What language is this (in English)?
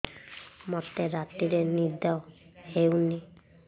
Odia